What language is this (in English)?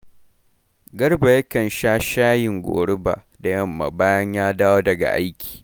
Hausa